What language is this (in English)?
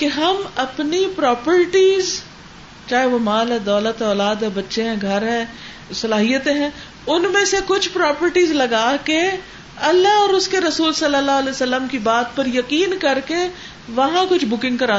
Urdu